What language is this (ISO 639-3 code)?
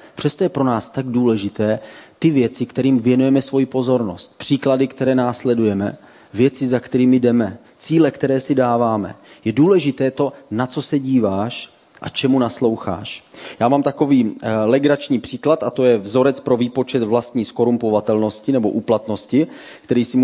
ces